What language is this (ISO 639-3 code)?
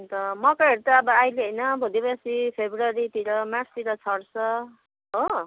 nep